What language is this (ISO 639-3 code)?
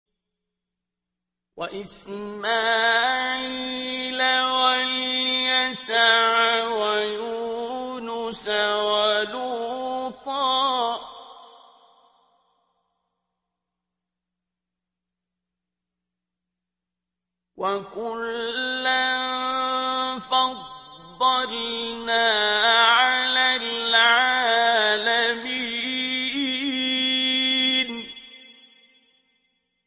ara